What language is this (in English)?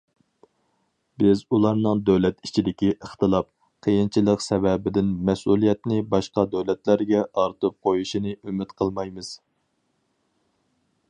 Uyghur